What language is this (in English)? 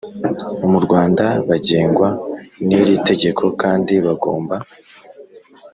Kinyarwanda